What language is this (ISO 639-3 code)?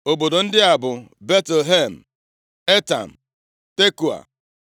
ibo